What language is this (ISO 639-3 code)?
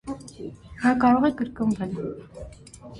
hye